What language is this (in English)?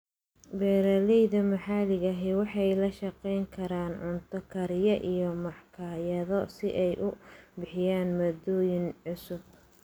Somali